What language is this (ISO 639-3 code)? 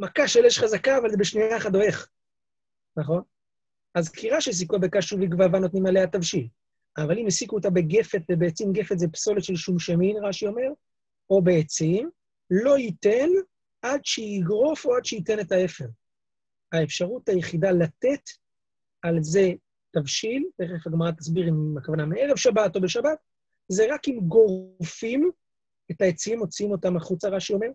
heb